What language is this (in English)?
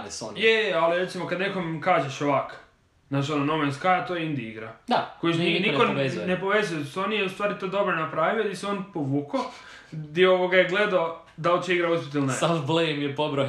Croatian